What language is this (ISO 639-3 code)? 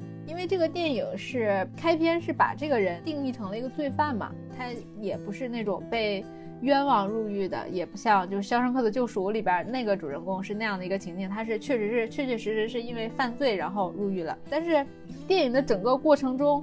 zho